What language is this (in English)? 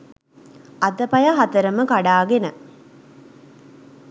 Sinhala